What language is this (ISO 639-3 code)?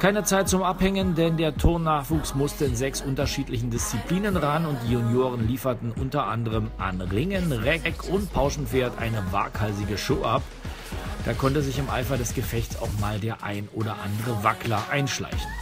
deu